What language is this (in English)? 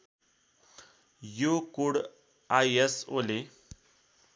Nepali